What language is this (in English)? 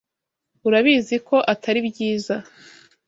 Kinyarwanda